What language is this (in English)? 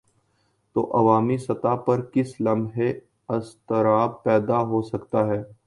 Urdu